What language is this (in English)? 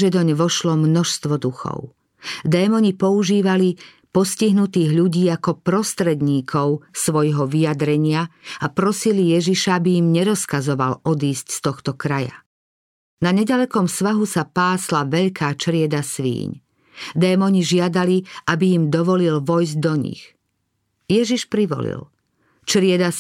Slovak